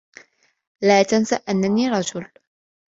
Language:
Arabic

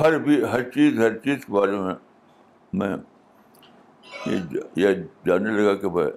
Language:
Urdu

